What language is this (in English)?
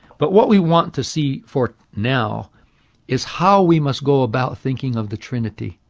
English